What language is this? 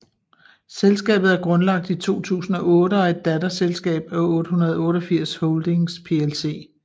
Danish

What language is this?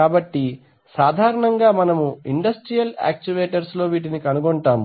Telugu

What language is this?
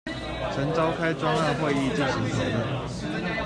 Chinese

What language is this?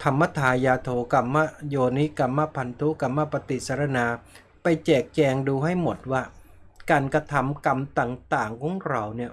Thai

